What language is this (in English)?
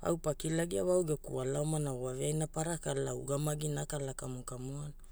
Hula